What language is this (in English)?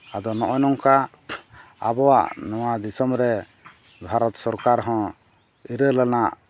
Santali